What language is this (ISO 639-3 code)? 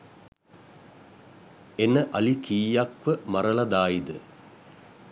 sin